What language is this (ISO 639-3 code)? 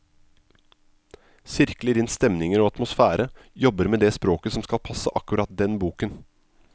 nor